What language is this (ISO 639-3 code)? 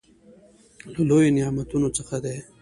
pus